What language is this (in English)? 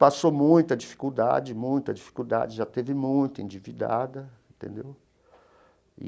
Portuguese